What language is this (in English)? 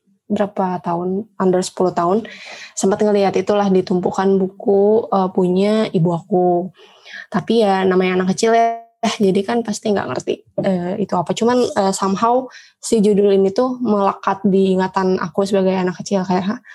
Indonesian